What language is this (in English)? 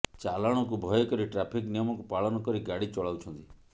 Odia